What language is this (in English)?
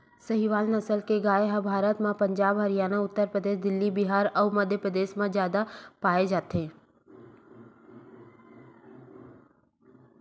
Chhattisgarhi